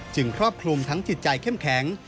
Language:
Thai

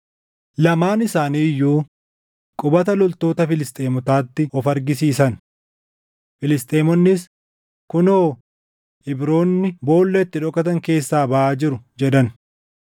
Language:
Oromo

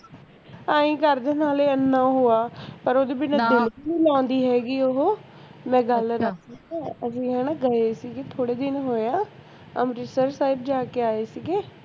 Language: Punjabi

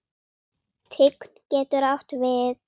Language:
Icelandic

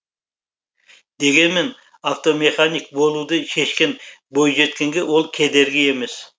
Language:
Kazakh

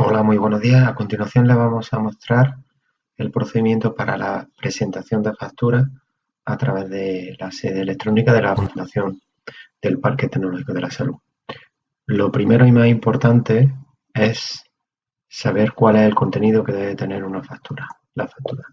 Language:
Spanish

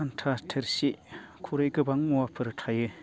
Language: Bodo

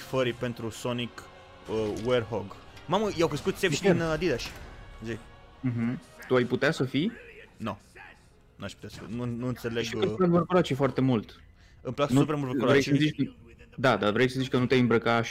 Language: Romanian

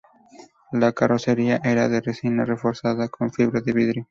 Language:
Spanish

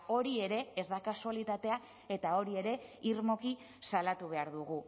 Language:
Basque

